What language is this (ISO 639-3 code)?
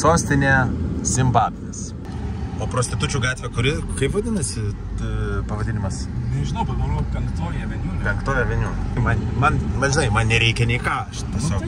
lit